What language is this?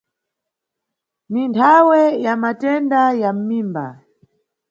Nyungwe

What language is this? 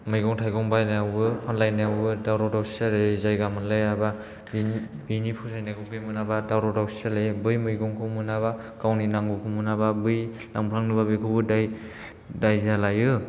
Bodo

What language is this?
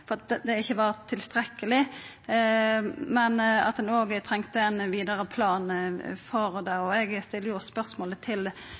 Norwegian Nynorsk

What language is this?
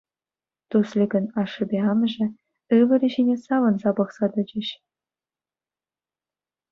Chuvash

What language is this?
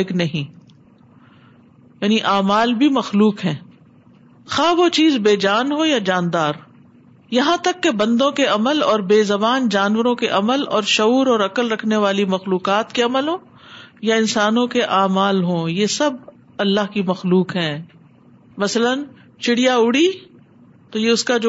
Urdu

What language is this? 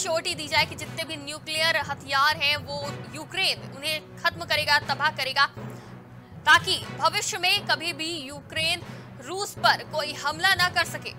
Hindi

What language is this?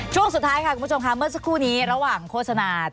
Thai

